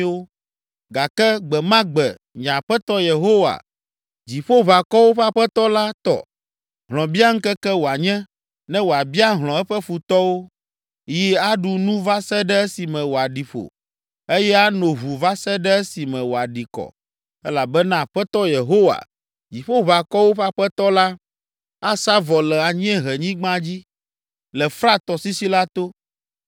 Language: Ewe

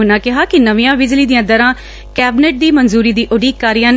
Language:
Punjabi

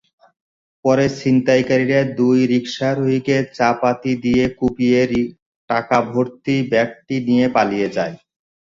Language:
Bangla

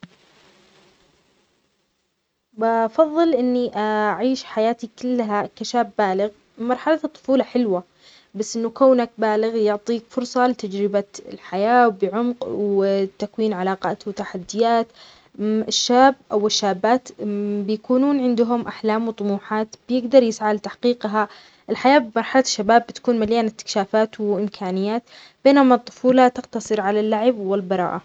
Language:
Omani Arabic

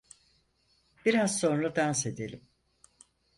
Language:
Turkish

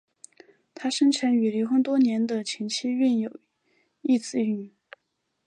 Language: Chinese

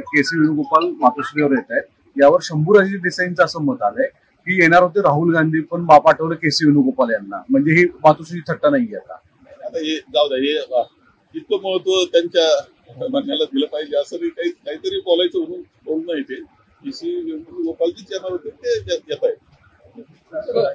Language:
Marathi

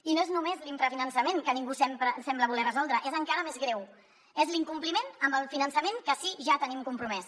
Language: Catalan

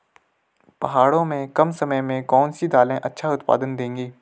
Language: Hindi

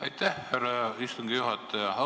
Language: Estonian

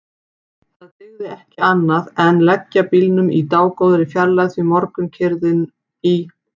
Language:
Icelandic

